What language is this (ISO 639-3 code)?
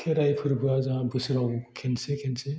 brx